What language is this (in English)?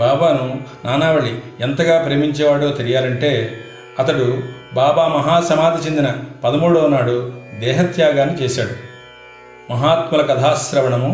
Telugu